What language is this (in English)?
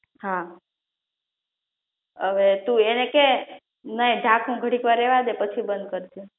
Gujarati